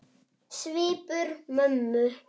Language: Icelandic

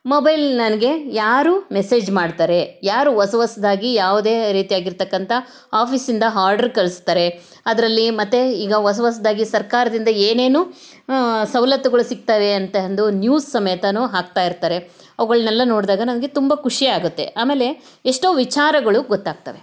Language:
Kannada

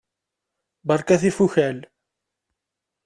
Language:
Kabyle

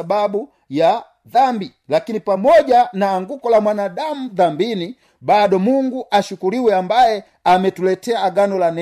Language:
Swahili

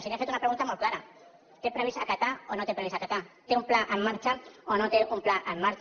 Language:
Catalan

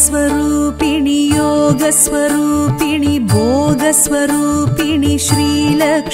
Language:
Hindi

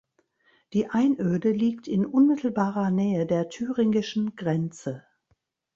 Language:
German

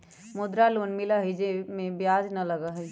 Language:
Magahi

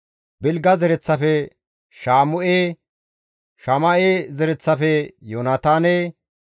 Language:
Gamo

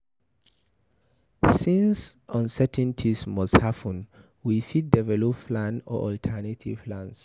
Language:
Nigerian Pidgin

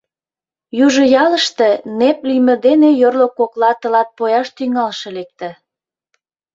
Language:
Mari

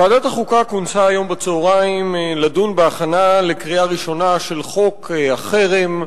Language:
Hebrew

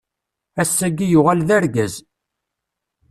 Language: Kabyle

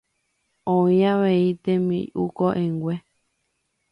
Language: Guarani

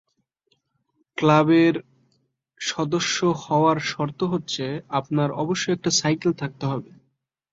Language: Bangla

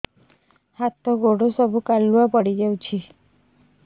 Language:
Odia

